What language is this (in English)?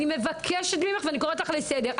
Hebrew